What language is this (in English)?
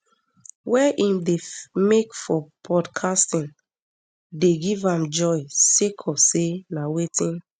Nigerian Pidgin